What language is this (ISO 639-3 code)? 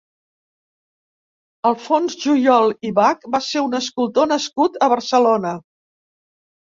cat